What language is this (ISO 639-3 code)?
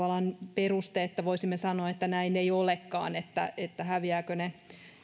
fin